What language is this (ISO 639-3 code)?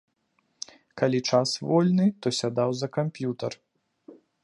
bel